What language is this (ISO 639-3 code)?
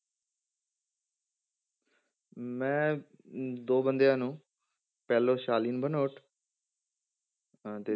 pan